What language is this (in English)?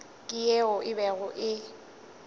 Northern Sotho